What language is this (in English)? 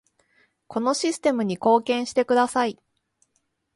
Japanese